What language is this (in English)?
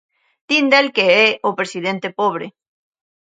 Galician